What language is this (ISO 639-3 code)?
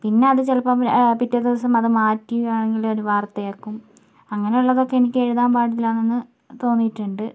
mal